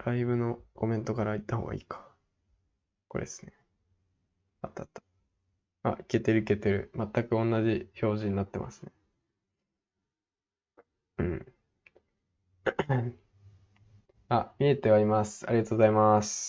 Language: Japanese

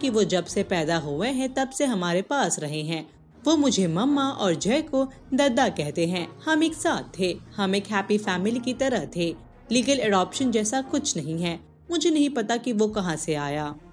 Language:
Hindi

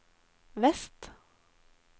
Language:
Norwegian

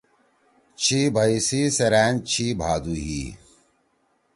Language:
Torwali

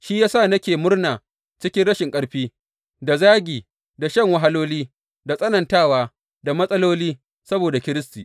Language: Hausa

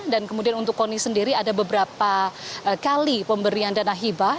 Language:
Indonesian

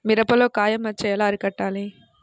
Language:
Telugu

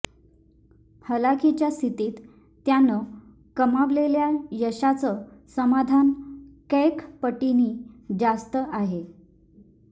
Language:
Marathi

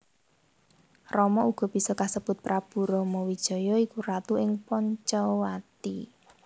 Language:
Javanese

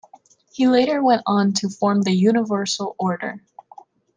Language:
English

